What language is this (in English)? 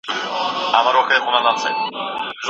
Pashto